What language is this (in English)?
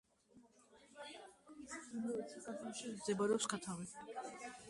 Georgian